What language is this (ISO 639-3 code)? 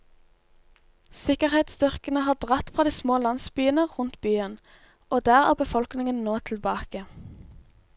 nor